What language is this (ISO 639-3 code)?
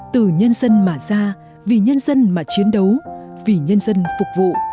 vie